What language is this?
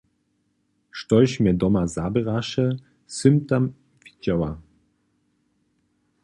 Upper Sorbian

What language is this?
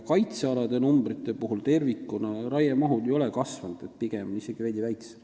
Estonian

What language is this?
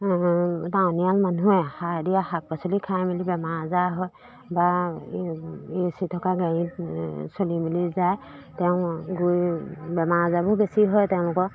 Assamese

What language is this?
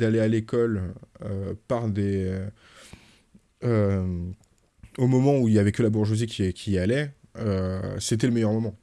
French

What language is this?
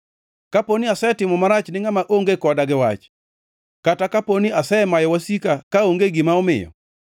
Luo (Kenya and Tanzania)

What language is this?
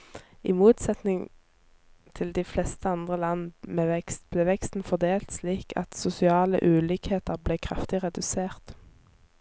Norwegian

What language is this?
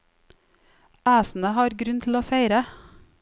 Norwegian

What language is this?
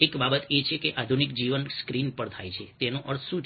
Gujarati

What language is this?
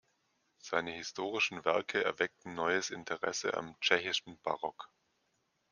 German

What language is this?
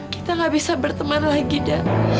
Indonesian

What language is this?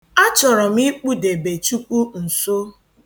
Igbo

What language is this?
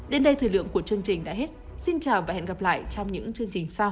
Vietnamese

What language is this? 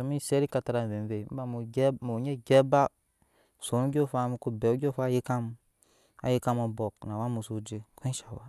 Nyankpa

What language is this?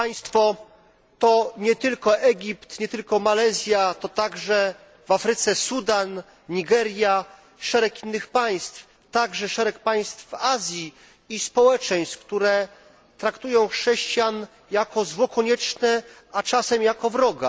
Polish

